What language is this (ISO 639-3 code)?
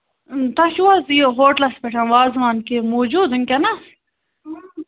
kas